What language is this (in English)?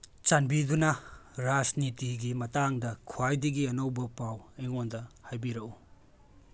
Manipuri